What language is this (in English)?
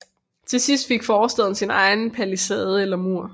Danish